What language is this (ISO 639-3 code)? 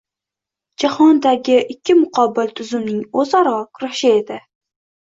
uzb